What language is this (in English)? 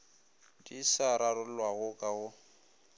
Northern Sotho